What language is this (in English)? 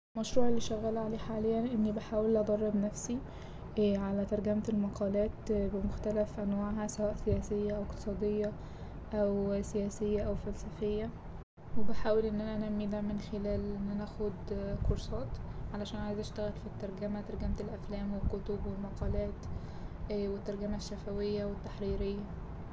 Egyptian Arabic